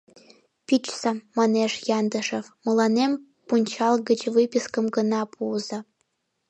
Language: Mari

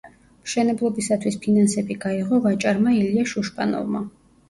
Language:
Georgian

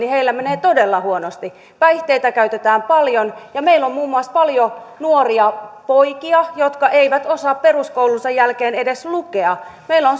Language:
Finnish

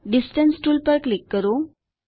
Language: Gujarati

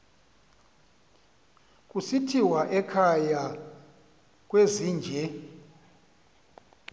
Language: Xhosa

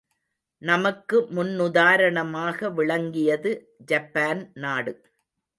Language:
Tamil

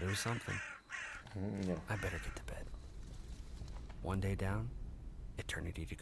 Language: Hungarian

